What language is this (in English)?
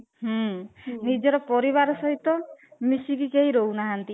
Odia